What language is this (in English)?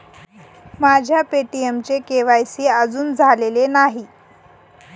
Marathi